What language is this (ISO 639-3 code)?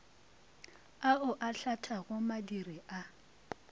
nso